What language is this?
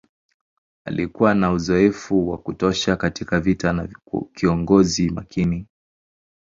Swahili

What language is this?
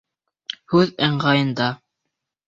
Bashkir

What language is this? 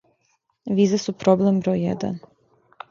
Serbian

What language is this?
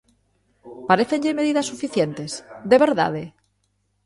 Galician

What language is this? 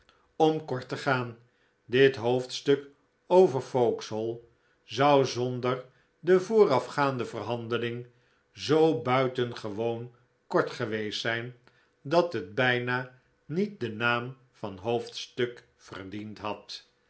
Dutch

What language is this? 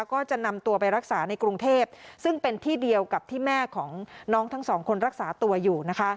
Thai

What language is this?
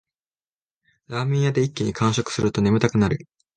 Japanese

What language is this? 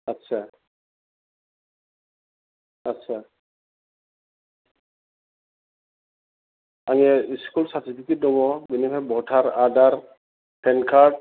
Bodo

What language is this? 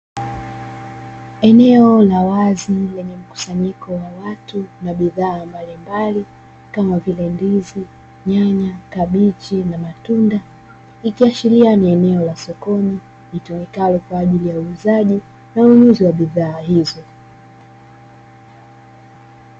Swahili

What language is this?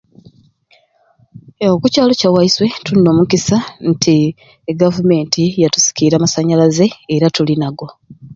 Ruuli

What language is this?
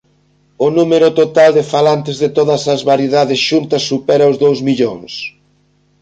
Galician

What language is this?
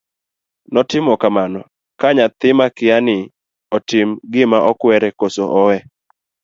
Luo (Kenya and Tanzania)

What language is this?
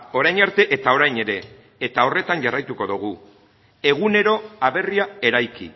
Basque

